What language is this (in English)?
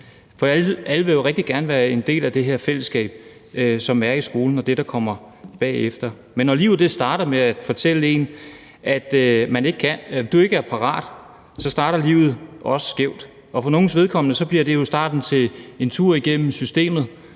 Danish